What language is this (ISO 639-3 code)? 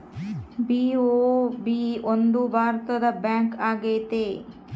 kan